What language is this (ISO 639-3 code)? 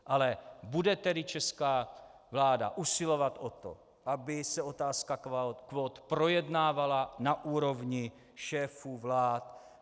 ces